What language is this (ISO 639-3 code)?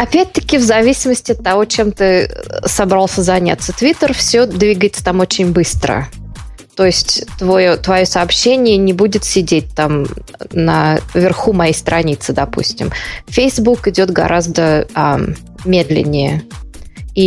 rus